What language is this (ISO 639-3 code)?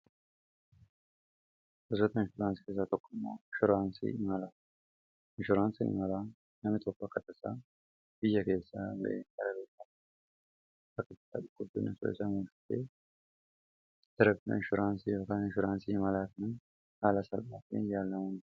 orm